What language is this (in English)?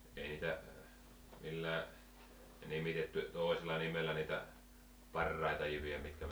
Finnish